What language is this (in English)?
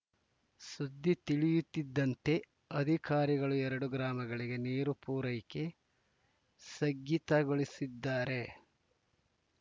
Kannada